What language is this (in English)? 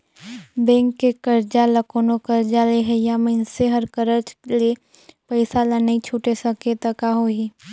Chhattisgarhi